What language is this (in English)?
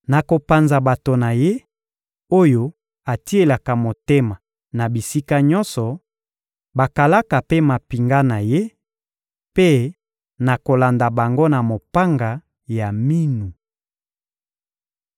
Lingala